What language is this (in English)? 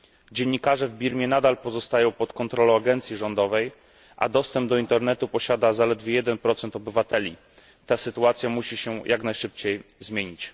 Polish